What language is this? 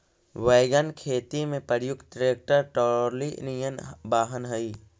Magahi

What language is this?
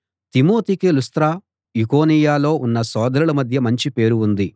Telugu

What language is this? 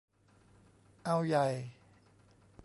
Thai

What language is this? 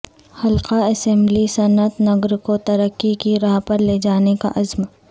Urdu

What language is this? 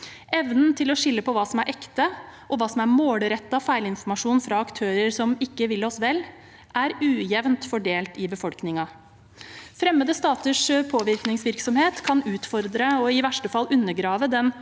Norwegian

